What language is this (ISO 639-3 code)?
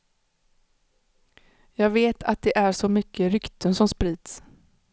swe